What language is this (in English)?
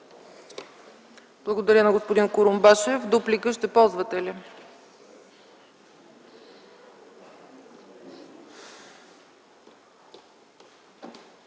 Bulgarian